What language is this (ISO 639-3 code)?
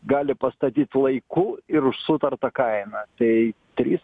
lit